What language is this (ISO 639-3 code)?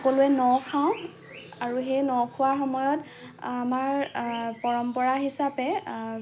asm